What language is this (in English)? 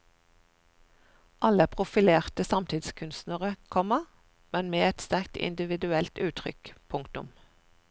Norwegian